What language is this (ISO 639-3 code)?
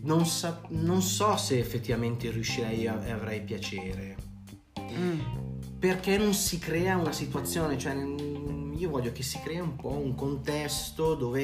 ita